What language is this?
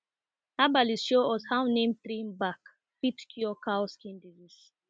Nigerian Pidgin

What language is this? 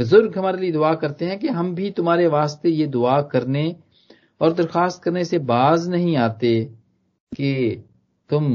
Hindi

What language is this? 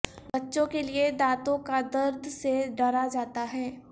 Urdu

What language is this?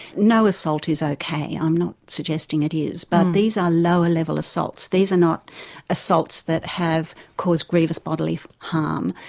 English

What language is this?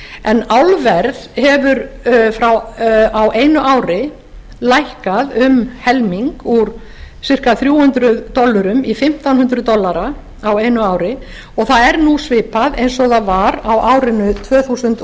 Icelandic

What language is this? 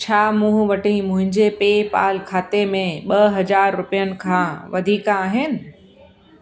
Sindhi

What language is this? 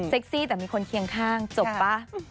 Thai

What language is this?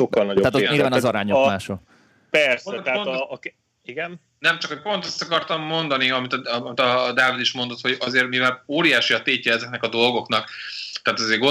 Hungarian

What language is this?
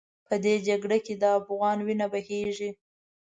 Pashto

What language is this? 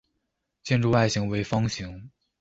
Chinese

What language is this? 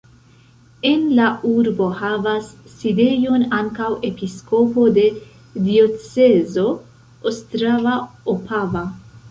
Esperanto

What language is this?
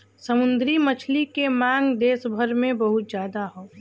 Bhojpuri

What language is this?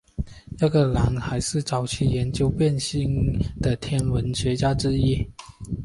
Chinese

